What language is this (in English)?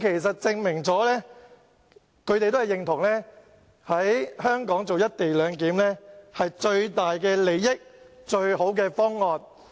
Cantonese